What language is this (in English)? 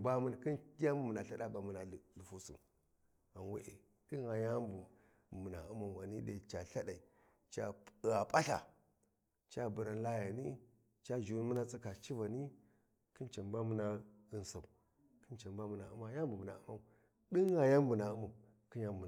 Warji